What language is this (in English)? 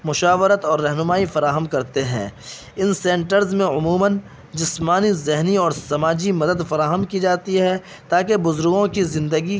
Urdu